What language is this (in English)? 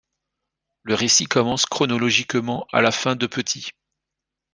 French